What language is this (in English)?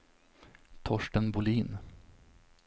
Swedish